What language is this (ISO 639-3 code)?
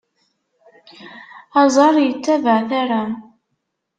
kab